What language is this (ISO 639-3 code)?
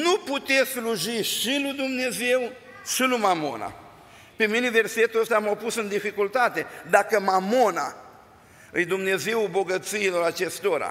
ron